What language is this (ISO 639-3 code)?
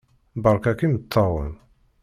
kab